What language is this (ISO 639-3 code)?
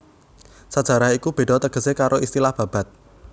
jav